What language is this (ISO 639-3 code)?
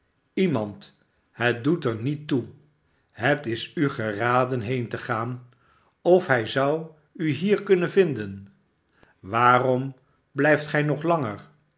nld